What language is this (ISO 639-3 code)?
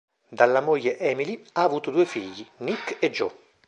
ita